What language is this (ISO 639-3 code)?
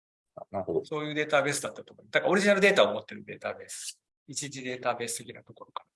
jpn